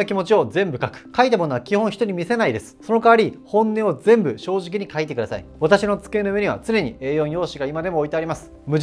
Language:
Japanese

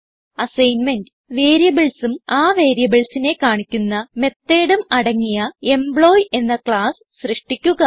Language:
Malayalam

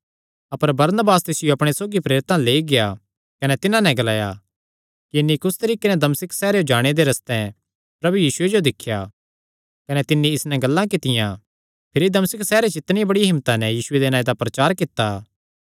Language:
Kangri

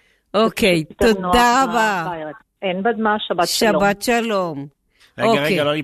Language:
Hebrew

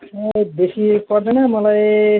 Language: Nepali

